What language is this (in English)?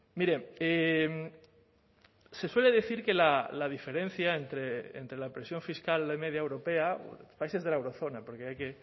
Spanish